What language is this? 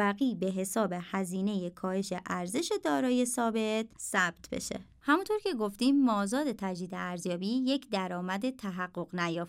Persian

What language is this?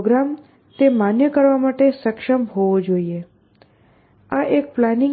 Gujarati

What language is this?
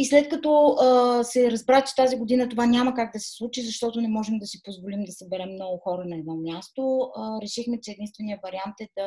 Bulgarian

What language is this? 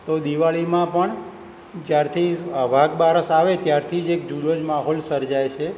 Gujarati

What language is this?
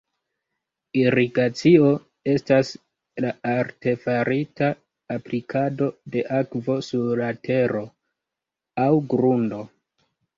Esperanto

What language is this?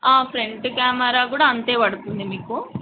Telugu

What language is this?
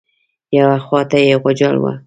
Pashto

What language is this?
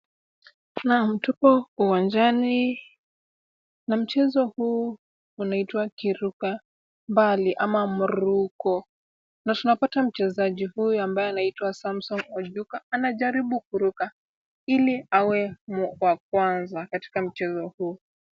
Swahili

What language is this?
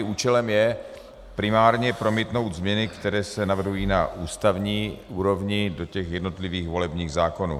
Czech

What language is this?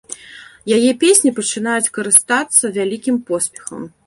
Belarusian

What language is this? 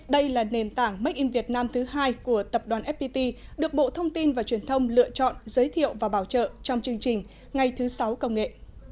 Vietnamese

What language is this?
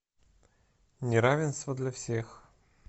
Russian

